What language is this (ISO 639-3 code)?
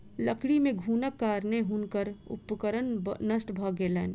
mai